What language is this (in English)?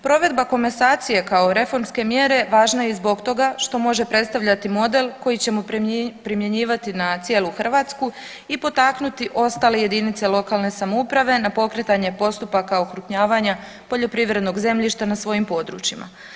Croatian